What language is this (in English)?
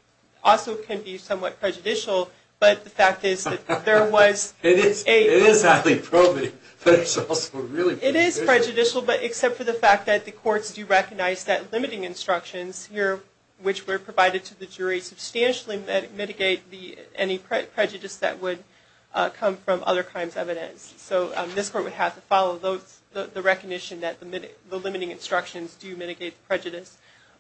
English